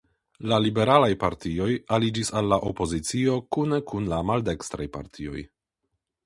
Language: Esperanto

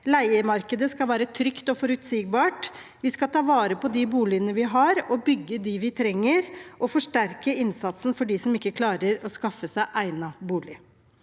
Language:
Norwegian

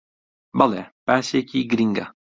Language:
Central Kurdish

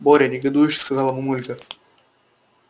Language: Russian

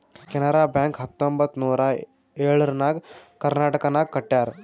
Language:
Kannada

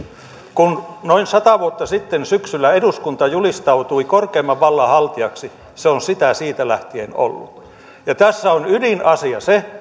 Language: Finnish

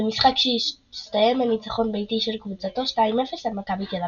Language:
Hebrew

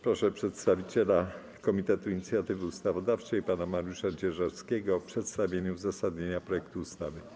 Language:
Polish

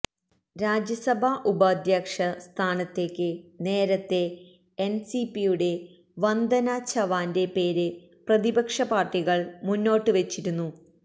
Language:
Malayalam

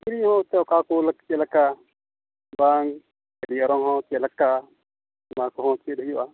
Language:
Santali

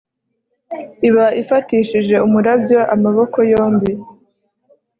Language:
Kinyarwanda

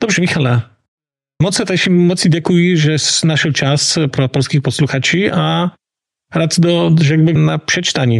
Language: Polish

